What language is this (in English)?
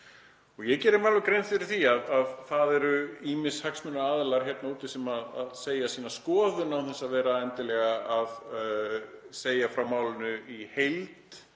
Icelandic